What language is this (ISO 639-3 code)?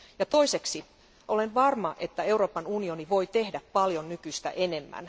fin